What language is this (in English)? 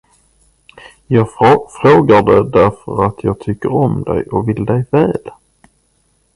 Swedish